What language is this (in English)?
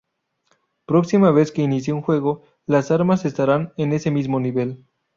Spanish